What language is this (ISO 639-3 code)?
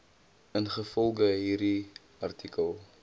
afr